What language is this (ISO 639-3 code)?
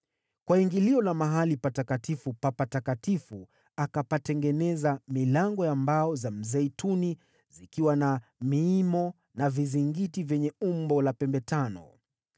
swa